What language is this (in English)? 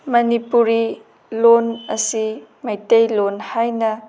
Manipuri